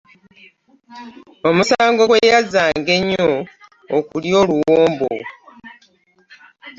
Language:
Ganda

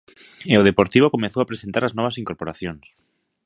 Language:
Galician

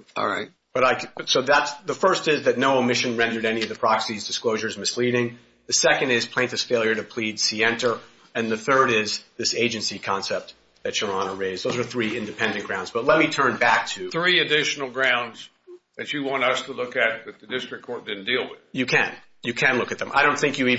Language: English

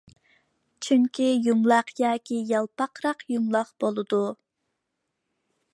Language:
Uyghur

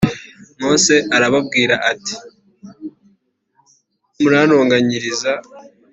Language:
Kinyarwanda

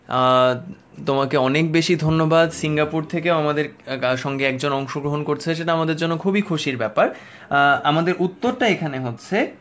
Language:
Bangla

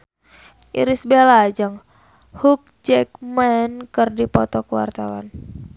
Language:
Sundanese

